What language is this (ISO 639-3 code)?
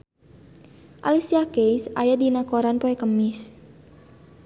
sun